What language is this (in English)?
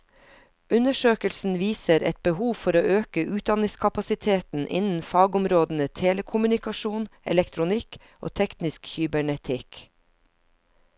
Norwegian